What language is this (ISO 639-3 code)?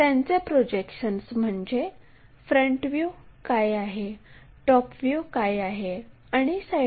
mar